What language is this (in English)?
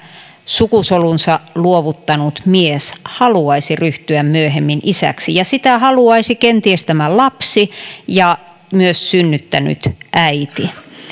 Finnish